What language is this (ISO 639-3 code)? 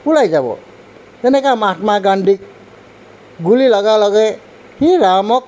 asm